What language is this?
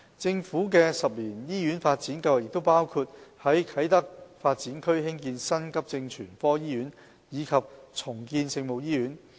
Cantonese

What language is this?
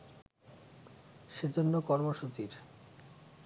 Bangla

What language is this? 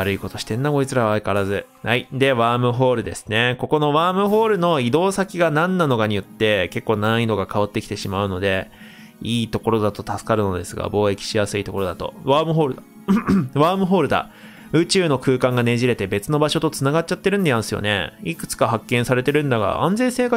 Japanese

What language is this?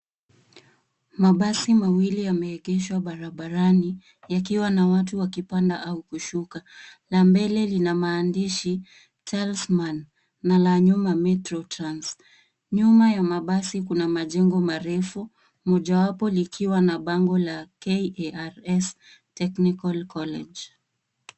Swahili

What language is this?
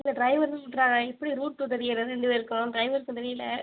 Tamil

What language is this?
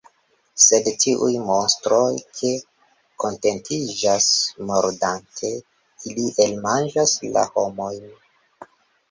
Esperanto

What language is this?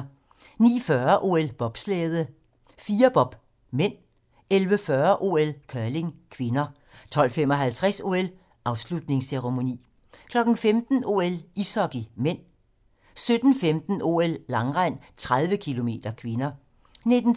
Danish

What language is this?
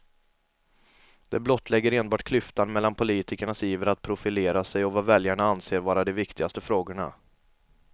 Swedish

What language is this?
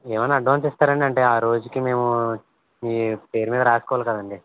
Telugu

